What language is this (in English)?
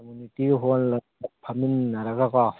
Manipuri